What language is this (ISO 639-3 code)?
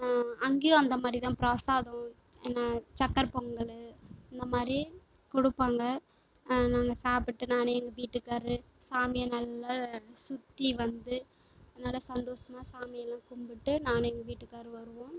tam